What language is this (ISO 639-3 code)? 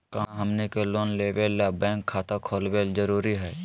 mag